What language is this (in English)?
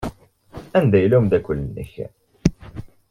Kabyle